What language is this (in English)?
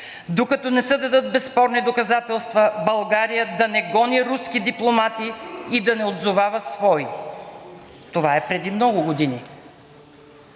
Bulgarian